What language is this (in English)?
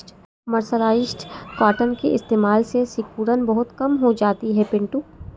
Hindi